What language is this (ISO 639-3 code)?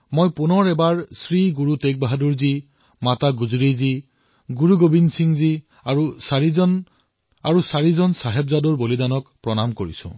asm